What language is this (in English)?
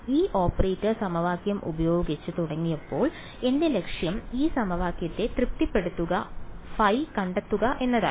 Malayalam